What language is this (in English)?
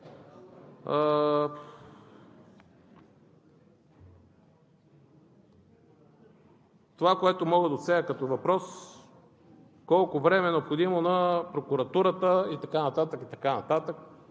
Bulgarian